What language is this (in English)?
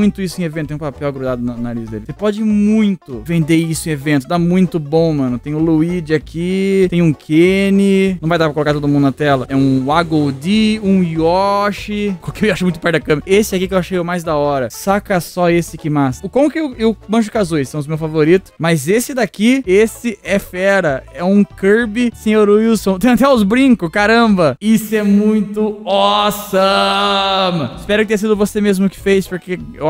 Portuguese